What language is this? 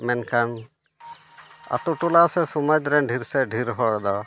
Santali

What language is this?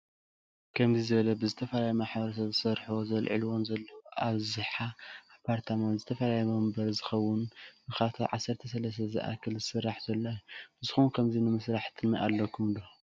Tigrinya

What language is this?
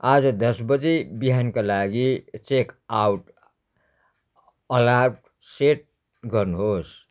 Nepali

